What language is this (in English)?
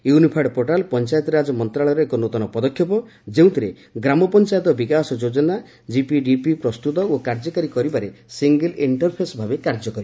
Odia